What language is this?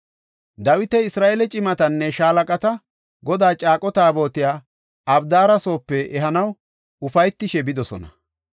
Gofa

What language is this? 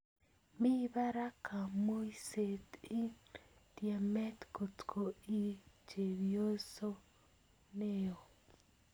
Kalenjin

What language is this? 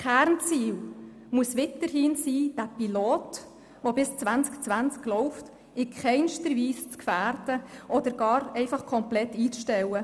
Swiss German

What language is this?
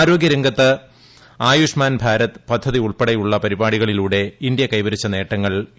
Malayalam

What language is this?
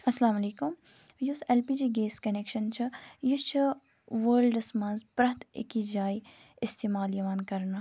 Kashmiri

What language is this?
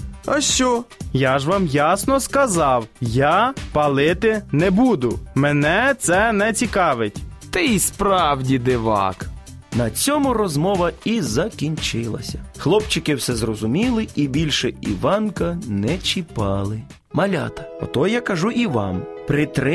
Ukrainian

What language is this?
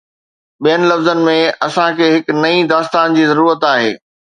Sindhi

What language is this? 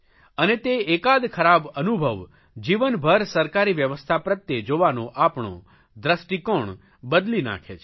Gujarati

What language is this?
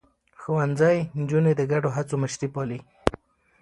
Pashto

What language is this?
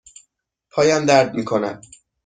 Persian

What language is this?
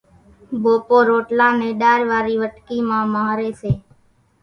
Kachi Koli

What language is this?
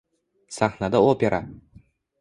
Uzbek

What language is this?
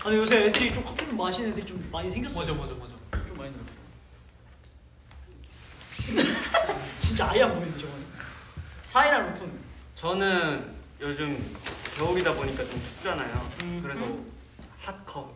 Korean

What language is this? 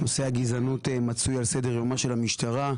Hebrew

